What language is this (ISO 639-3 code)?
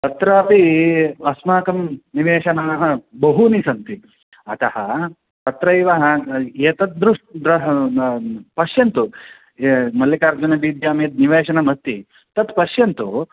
san